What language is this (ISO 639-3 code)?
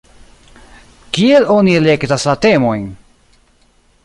epo